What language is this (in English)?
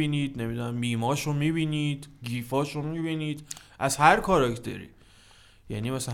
Persian